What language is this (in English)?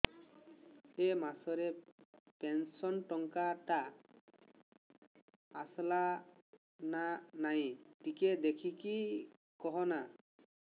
Odia